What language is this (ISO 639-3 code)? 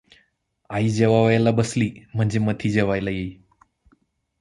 mar